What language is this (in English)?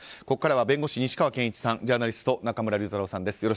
Japanese